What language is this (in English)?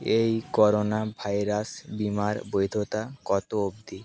Bangla